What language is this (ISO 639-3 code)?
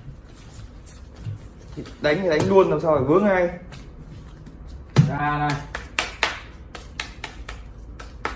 vie